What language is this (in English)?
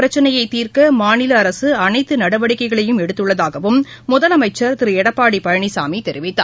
Tamil